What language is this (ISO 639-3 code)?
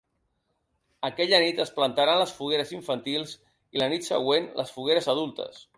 cat